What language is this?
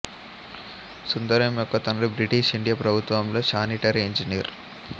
Telugu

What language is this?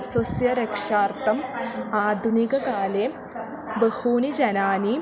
Sanskrit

